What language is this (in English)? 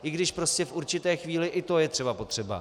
Czech